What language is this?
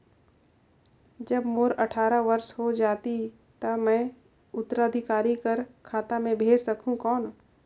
Chhattisgarhi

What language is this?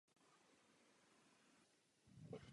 Czech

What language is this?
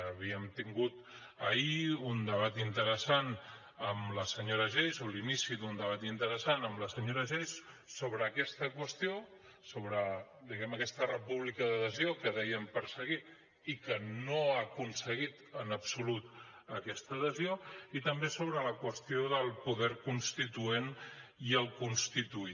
Catalan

